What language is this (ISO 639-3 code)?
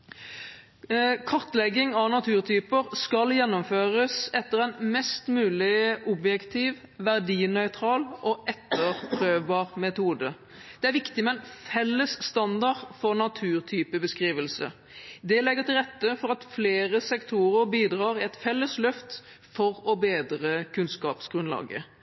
nob